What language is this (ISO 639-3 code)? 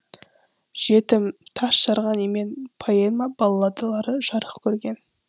kaz